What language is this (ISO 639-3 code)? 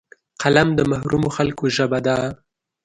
pus